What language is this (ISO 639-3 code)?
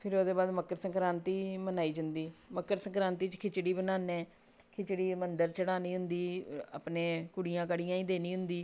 doi